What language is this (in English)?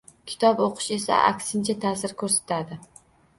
Uzbek